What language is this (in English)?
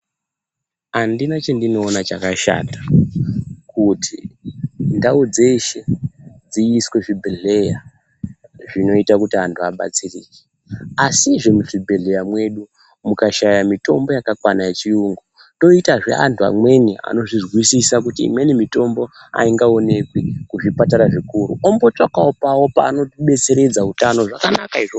Ndau